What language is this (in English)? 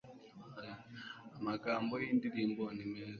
Kinyarwanda